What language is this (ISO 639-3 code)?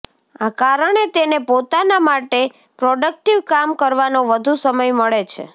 guj